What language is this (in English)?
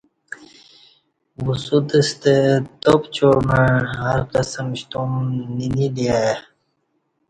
Kati